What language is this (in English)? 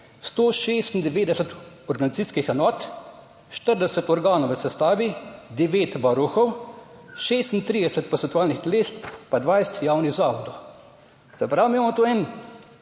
Slovenian